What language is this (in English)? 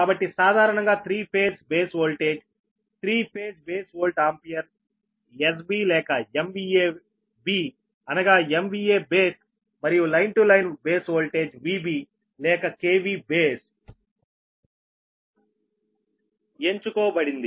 Telugu